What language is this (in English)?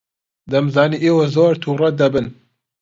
Central Kurdish